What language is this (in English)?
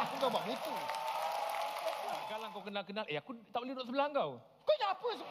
Malay